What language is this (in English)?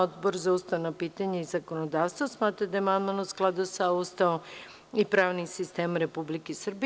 Serbian